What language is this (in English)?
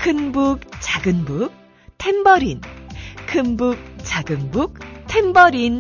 Korean